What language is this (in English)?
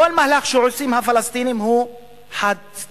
Hebrew